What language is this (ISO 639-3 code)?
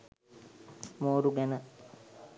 sin